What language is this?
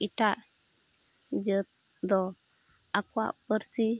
Santali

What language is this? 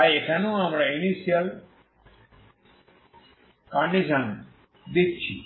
Bangla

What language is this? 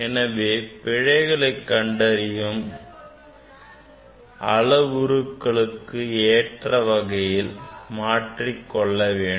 Tamil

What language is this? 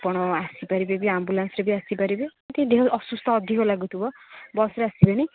Odia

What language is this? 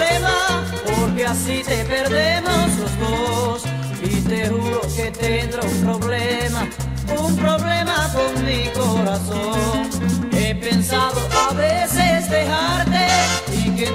Romanian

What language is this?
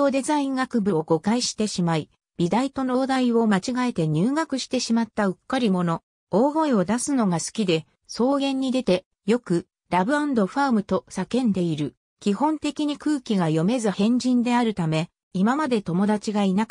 Japanese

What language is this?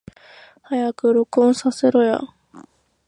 Japanese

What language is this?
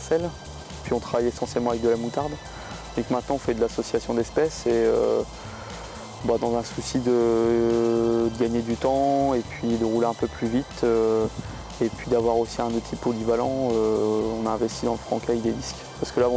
French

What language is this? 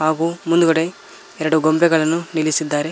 Kannada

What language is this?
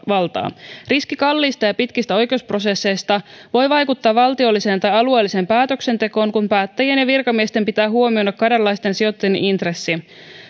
Finnish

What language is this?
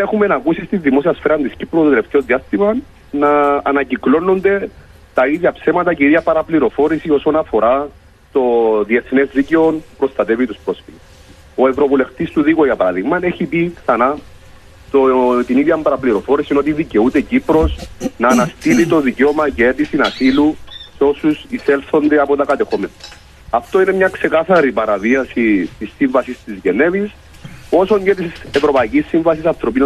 Greek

